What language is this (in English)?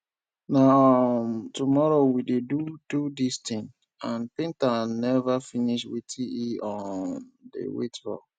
Nigerian Pidgin